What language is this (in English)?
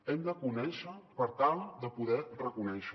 Catalan